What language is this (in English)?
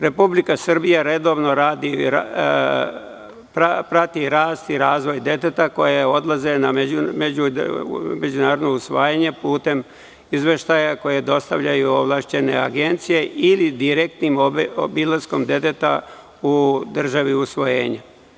Serbian